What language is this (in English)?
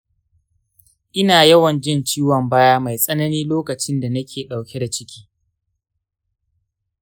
Hausa